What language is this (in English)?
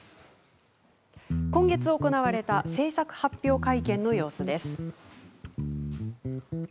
Japanese